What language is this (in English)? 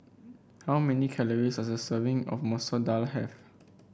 English